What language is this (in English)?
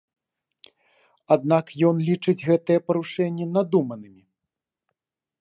Belarusian